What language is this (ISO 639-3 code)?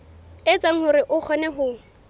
sot